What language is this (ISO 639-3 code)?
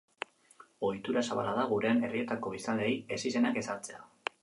eus